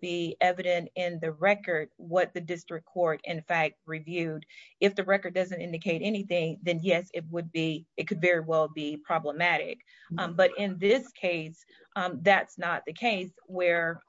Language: English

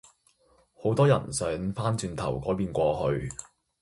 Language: Cantonese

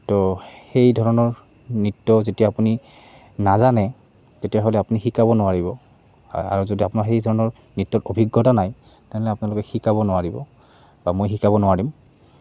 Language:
Assamese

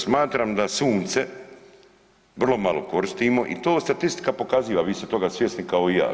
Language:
Croatian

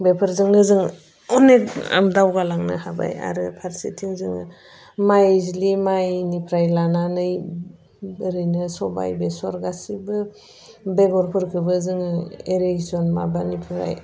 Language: Bodo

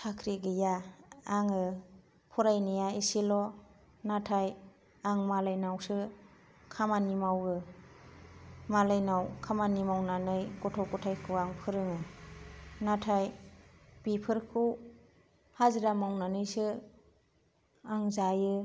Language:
Bodo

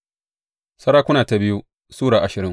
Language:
Hausa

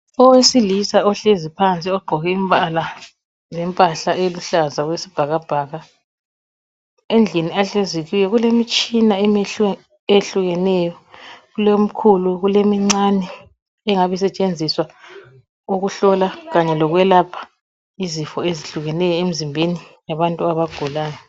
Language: North Ndebele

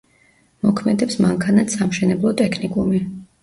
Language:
Georgian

